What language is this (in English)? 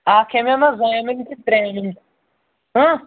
Kashmiri